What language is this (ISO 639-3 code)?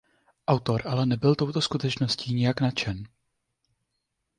ces